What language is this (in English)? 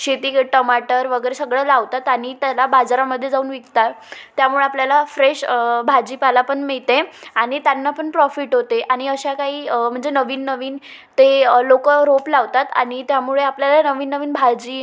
Marathi